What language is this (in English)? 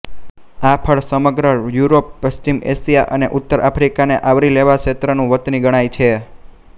Gujarati